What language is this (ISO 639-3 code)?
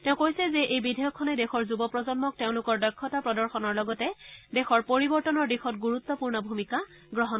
asm